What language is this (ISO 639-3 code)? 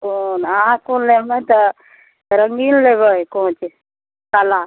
mai